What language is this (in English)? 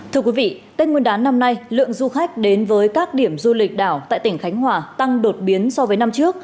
Vietnamese